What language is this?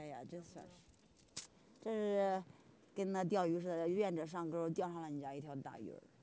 Chinese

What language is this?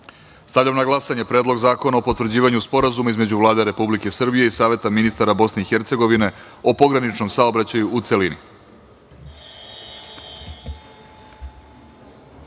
Serbian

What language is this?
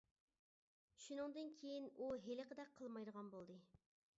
Uyghur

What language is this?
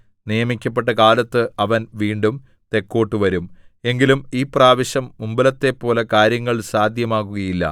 Malayalam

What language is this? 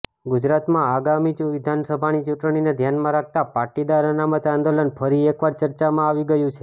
Gujarati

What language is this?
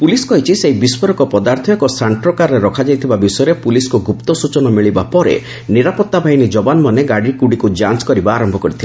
Odia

